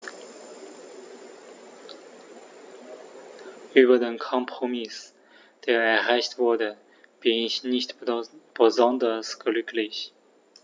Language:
German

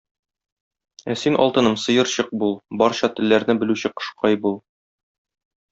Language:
Tatar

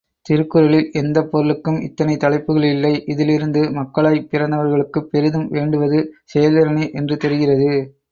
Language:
Tamil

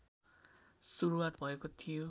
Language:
Nepali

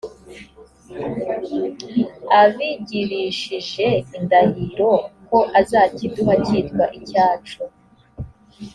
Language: Kinyarwanda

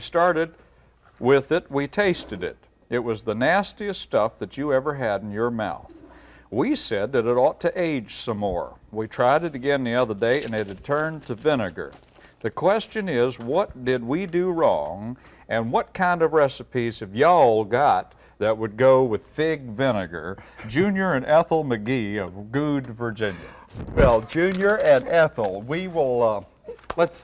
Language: English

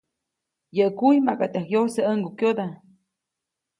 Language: Copainalá Zoque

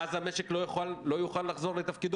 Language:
Hebrew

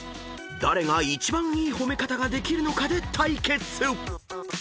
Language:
Japanese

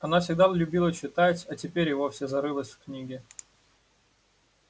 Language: Russian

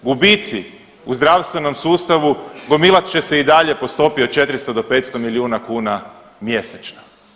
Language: Croatian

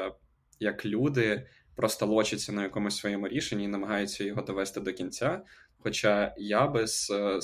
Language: Ukrainian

